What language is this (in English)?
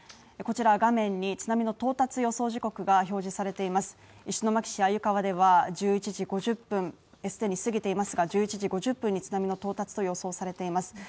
Japanese